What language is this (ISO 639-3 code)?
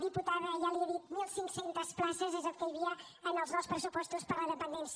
cat